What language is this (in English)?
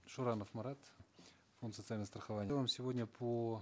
Kazakh